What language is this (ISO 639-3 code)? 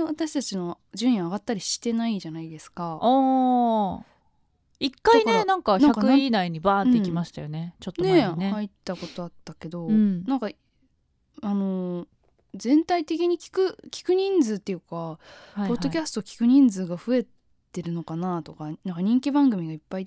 jpn